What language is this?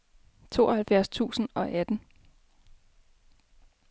Danish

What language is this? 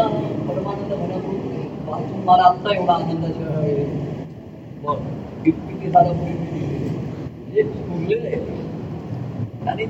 Marathi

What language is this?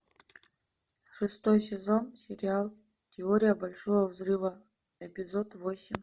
Russian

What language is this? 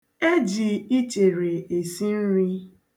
Igbo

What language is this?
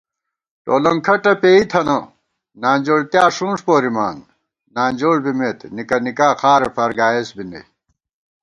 Gawar-Bati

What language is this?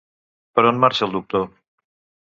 Catalan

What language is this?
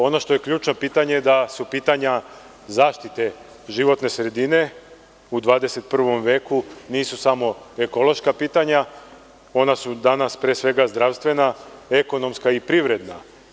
Serbian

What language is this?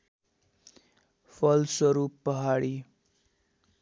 Nepali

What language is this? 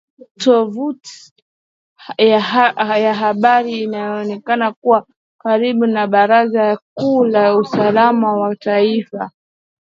Swahili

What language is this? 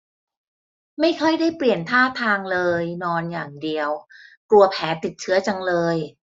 Thai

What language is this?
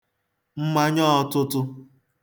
Igbo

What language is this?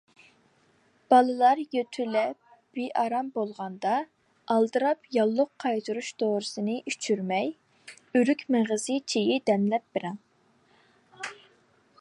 Uyghur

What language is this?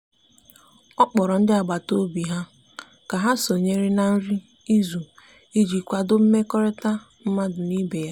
Igbo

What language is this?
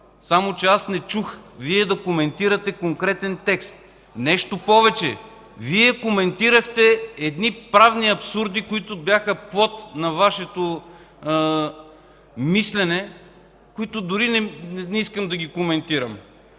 Bulgarian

